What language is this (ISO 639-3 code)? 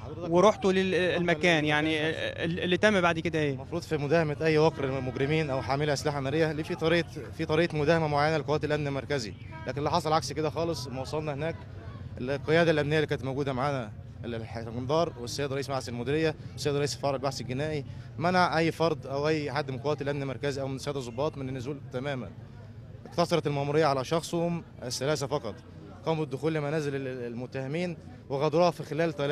ara